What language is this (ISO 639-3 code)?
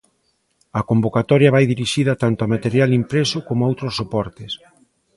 glg